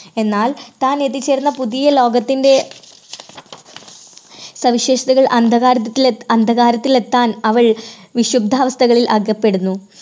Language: Malayalam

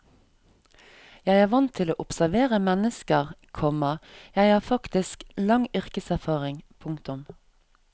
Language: Norwegian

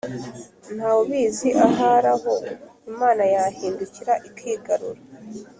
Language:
Kinyarwanda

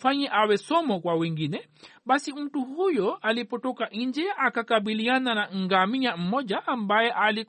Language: Swahili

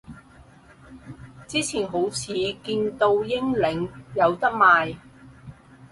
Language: Cantonese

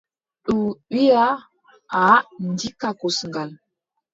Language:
Adamawa Fulfulde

